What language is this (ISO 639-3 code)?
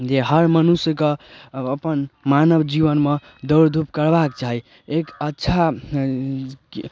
mai